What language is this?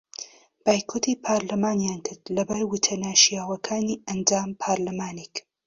Central Kurdish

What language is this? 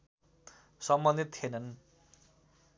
Nepali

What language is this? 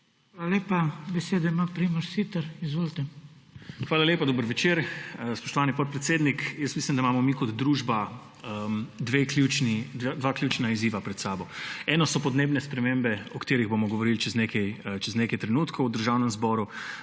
Slovenian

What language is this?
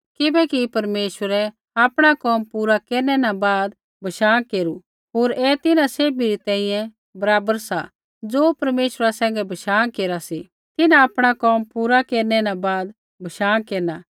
Kullu Pahari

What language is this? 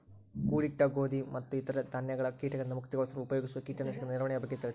Kannada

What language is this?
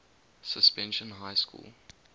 English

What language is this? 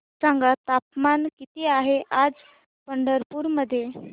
Marathi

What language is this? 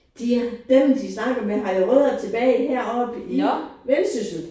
Danish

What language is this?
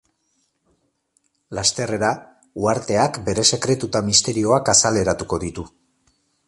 Basque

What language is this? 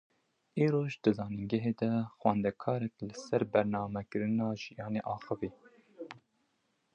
Kurdish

